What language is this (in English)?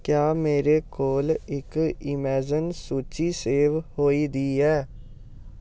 Dogri